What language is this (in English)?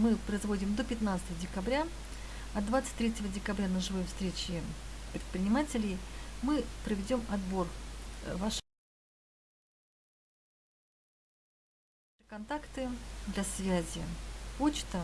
Russian